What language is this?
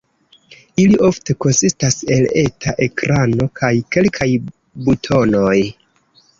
Esperanto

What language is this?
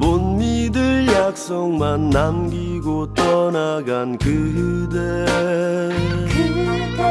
Korean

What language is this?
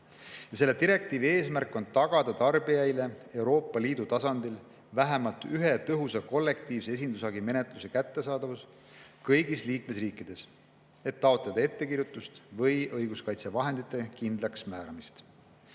Estonian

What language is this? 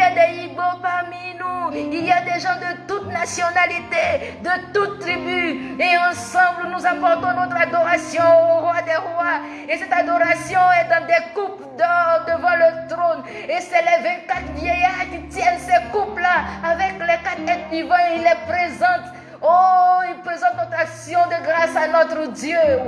French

